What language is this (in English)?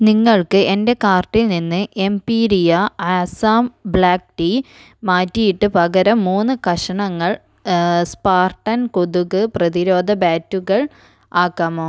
Malayalam